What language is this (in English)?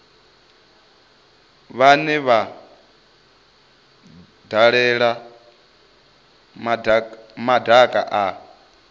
Venda